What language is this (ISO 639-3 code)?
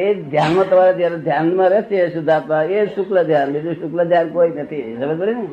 guj